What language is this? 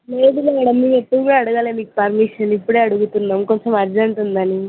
Telugu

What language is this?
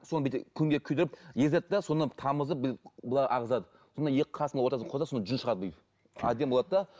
Kazakh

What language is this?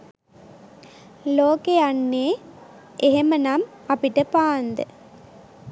Sinhala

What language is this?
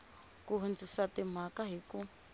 Tsonga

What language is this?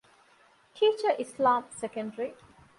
Divehi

